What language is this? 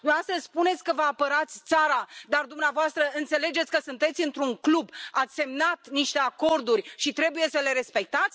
Romanian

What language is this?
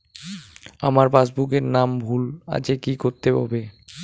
Bangla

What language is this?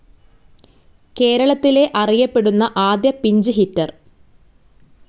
Malayalam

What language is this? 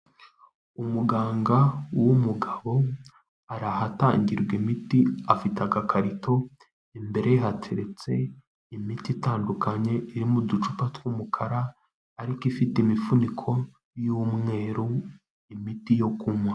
Kinyarwanda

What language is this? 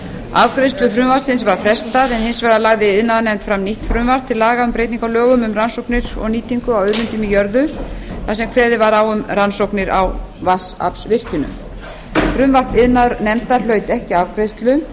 Icelandic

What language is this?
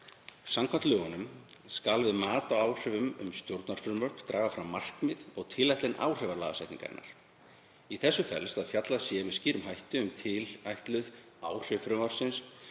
Icelandic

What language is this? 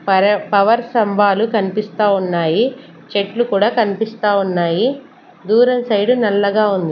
Telugu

